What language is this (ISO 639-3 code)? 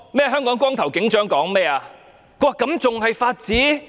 yue